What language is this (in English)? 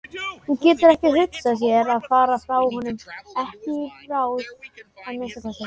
Icelandic